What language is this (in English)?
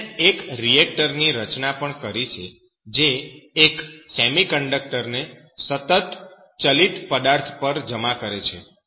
Gujarati